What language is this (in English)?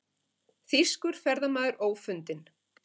Icelandic